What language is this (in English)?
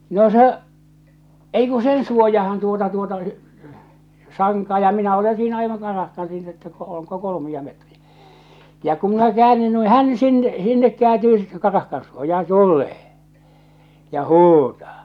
Finnish